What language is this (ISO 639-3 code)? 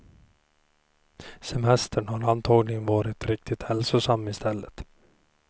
swe